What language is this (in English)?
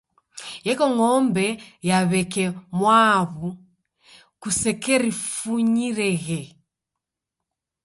Taita